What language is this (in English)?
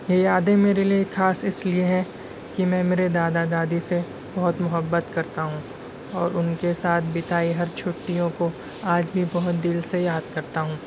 Urdu